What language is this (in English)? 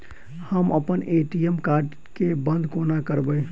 Maithili